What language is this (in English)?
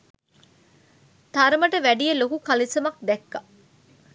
Sinhala